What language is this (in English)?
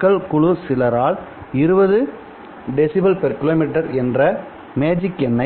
Tamil